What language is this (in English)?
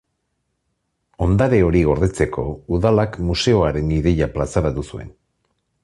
Basque